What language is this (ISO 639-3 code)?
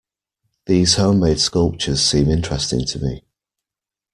eng